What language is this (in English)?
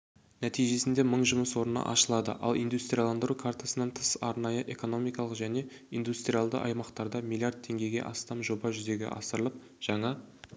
Kazakh